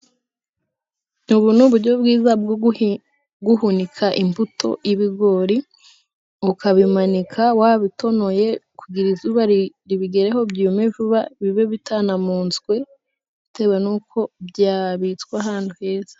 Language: Kinyarwanda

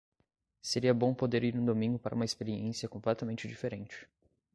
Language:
Portuguese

